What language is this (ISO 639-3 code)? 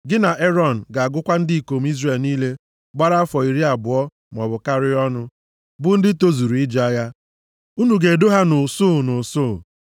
ibo